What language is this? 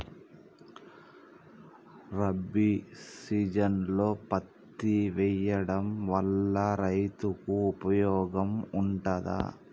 Telugu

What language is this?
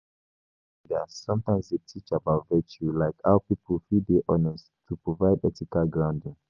Nigerian Pidgin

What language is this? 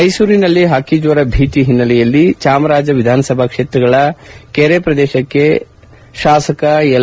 Kannada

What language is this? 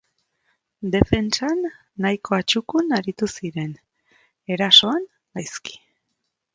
Basque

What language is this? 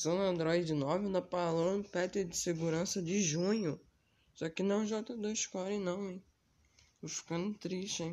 Portuguese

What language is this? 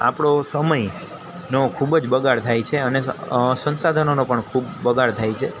Gujarati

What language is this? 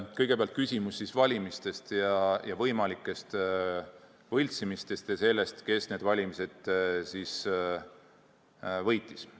Estonian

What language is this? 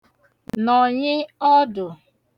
Igbo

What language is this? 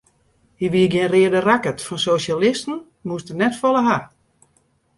Western Frisian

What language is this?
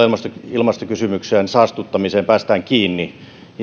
Finnish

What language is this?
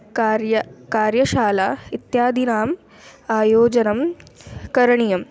Sanskrit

